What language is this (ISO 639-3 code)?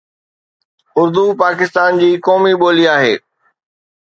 snd